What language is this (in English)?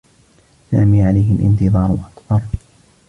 Arabic